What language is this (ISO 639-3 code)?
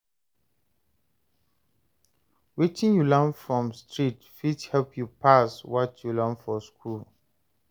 pcm